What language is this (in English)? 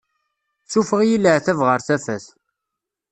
Kabyle